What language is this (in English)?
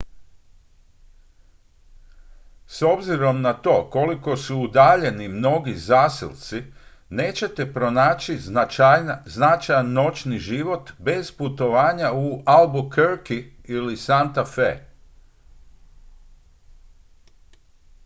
Croatian